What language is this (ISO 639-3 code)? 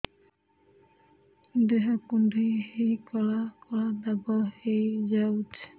ori